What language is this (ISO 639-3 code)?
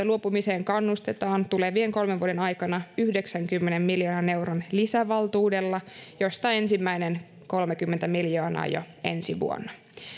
fin